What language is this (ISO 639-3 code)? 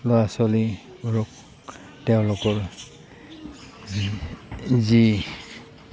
asm